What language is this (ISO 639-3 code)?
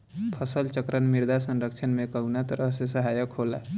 bho